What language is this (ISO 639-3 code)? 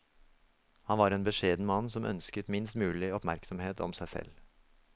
nor